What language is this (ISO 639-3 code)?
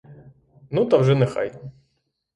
ukr